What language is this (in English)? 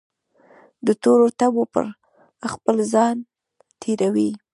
Pashto